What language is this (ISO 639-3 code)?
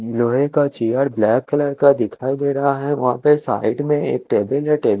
hin